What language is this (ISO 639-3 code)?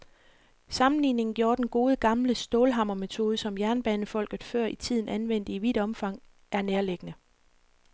dan